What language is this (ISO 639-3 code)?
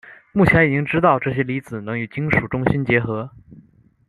zho